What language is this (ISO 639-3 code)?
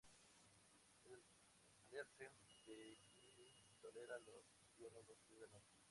spa